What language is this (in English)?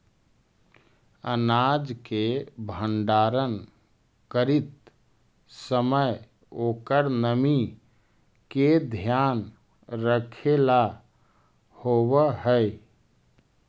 Magahi